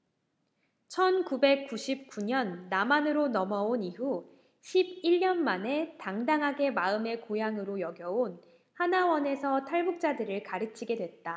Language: Korean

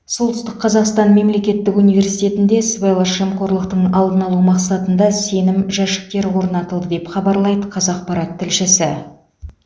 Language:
Kazakh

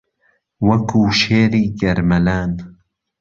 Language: Central Kurdish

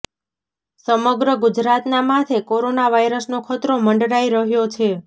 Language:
Gujarati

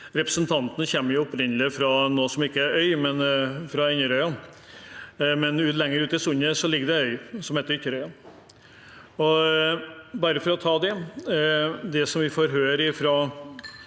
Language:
Norwegian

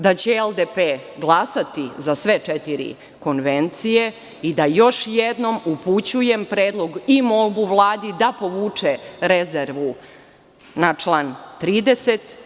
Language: Serbian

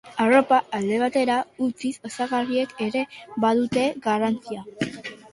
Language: Basque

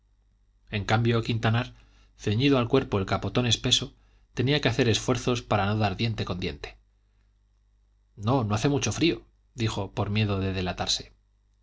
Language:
Spanish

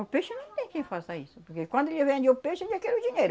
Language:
Portuguese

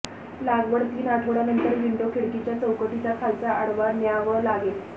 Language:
Marathi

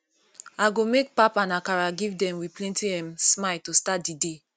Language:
Nigerian Pidgin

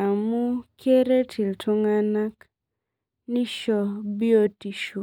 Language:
Masai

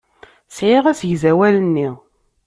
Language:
Kabyle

